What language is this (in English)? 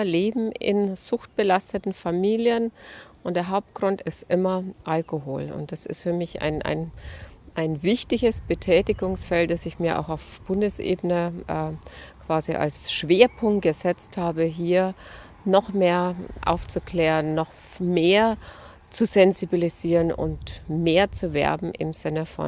German